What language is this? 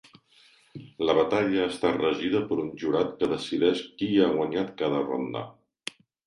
Catalan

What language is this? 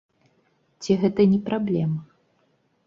Belarusian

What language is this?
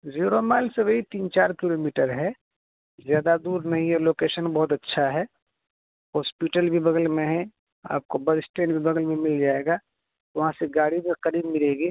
Urdu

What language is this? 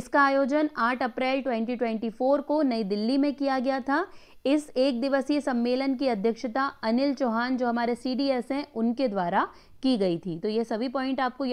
Hindi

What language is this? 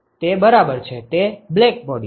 Gujarati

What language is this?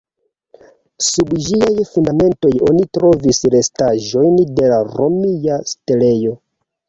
Esperanto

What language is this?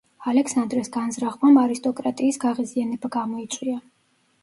Georgian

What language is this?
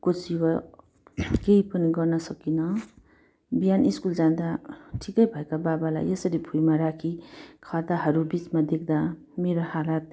Nepali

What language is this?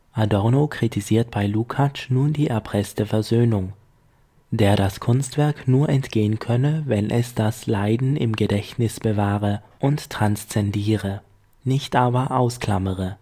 German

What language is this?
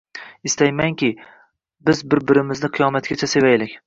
Uzbek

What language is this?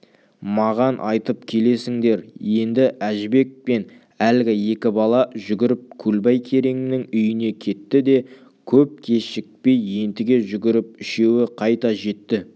Kazakh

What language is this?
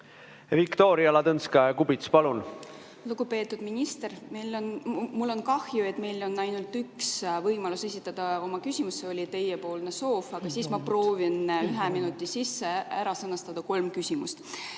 Estonian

